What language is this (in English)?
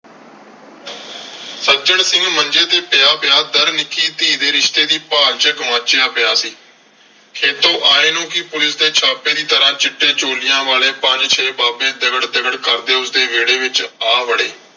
Punjabi